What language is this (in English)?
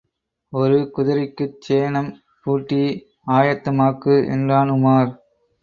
Tamil